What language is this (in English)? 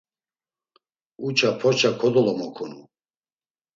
Laz